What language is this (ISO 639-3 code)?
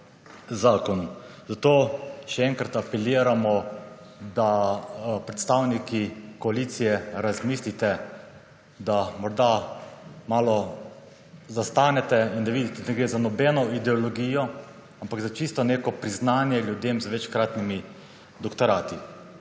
slv